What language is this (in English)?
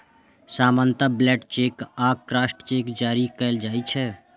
Maithili